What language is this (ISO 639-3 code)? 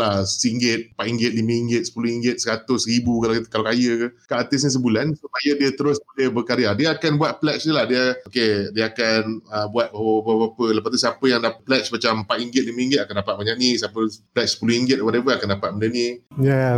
msa